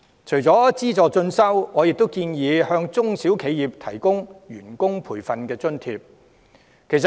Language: Cantonese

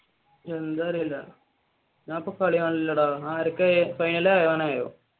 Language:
Malayalam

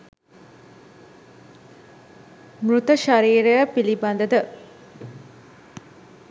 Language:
Sinhala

